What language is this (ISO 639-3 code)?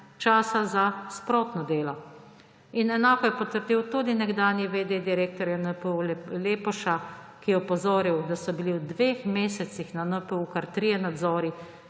slv